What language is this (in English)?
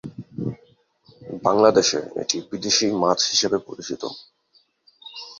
Bangla